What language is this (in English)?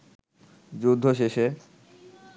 Bangla